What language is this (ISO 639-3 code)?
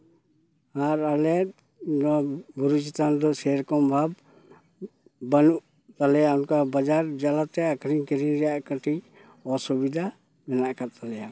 sat